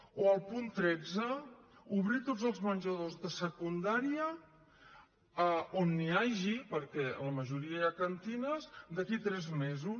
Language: Catalan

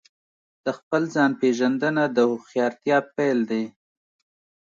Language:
Pashto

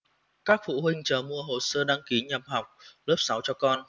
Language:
Vietnamese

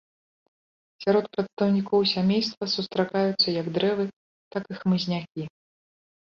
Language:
Belarusian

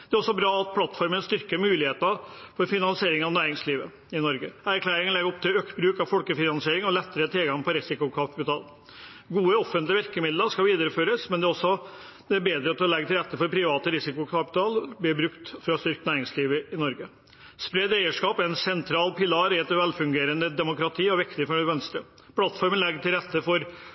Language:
Norwegian Bokmål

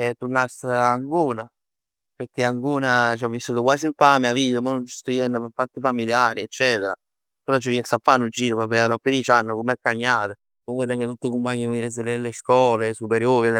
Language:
Neapolitan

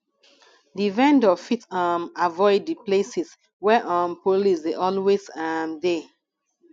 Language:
Nigerian Pidgin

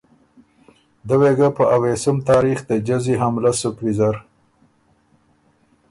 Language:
Ormuri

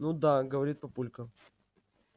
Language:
Russian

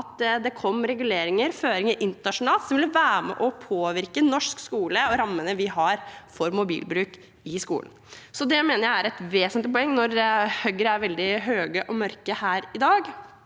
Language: Norwegian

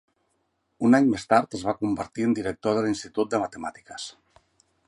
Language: Catalan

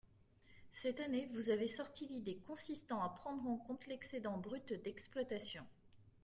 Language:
French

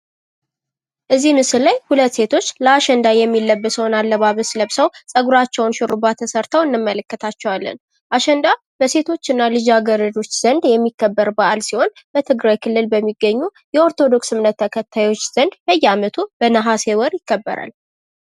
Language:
Amharic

